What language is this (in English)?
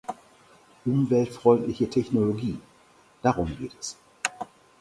German